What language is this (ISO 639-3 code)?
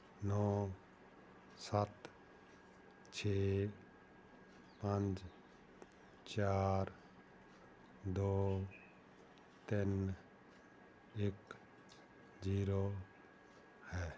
pan